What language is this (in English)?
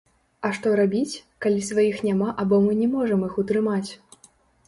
Belarusian